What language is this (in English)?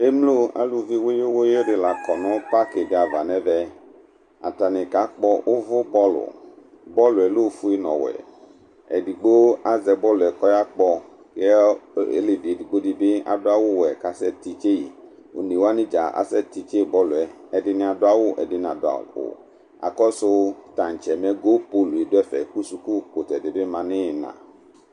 Ikposo